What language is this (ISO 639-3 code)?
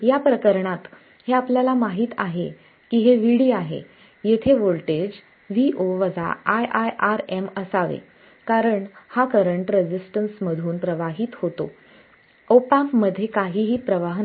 mar